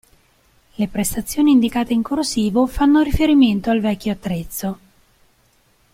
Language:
Italian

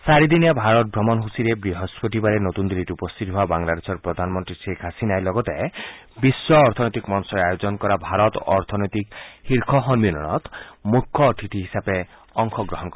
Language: Assamese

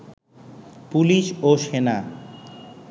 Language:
Bangla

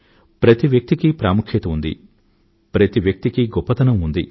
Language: Telugu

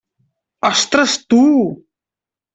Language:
Catalan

